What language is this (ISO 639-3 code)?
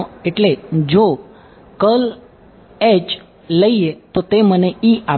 guj